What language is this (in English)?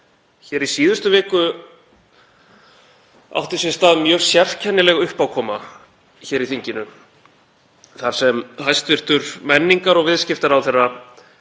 Icelandic